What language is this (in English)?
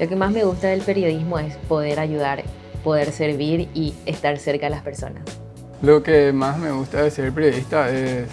Spanish